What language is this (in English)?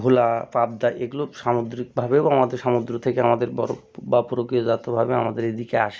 Bangla